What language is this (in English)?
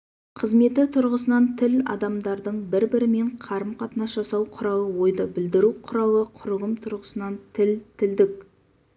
Kazakh